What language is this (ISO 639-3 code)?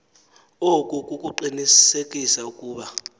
xho